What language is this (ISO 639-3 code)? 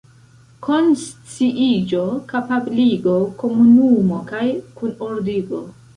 epo